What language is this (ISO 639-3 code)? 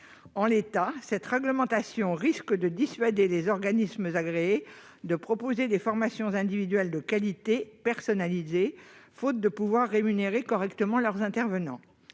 fra